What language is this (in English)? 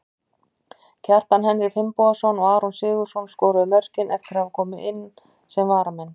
Icelandic